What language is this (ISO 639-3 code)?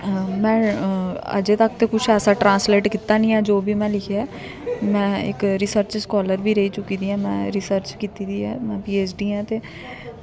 doi